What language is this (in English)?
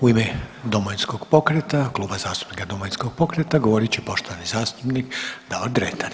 Croatian